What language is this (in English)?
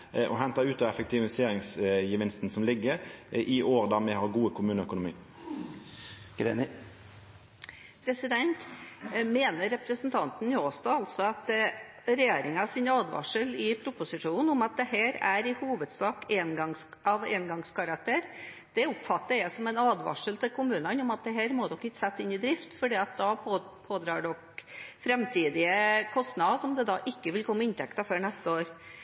Norwegian